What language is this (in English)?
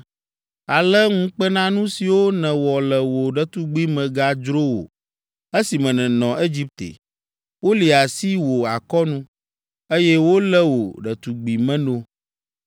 Ewe